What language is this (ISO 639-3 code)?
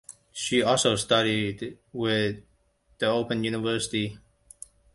eng